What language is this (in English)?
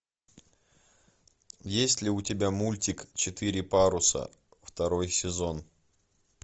Russian